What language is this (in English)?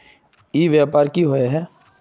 Magahi